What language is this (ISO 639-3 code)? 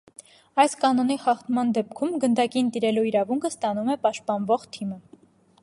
hye